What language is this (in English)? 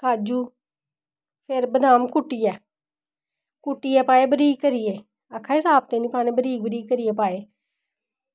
Dogri